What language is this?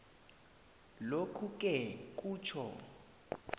South Ndebele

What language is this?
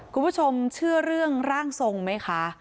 Thai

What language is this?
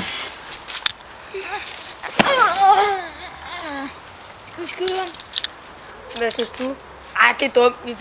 Danish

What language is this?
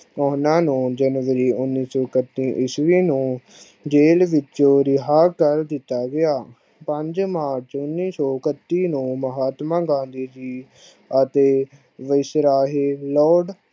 Punjabi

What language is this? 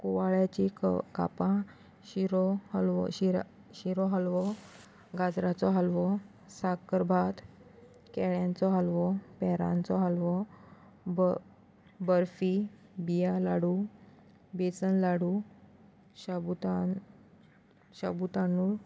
Konkani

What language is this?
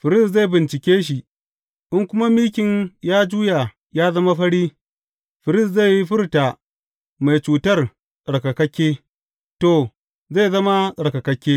Hausa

